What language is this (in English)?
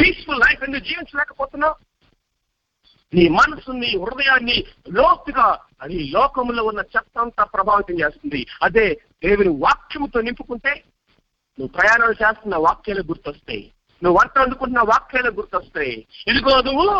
Telugu